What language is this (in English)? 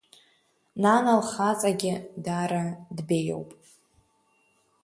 Abkhazian